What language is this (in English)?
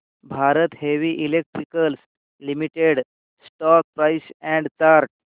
Marathi